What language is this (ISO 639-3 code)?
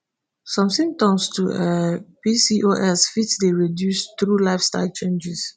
pcm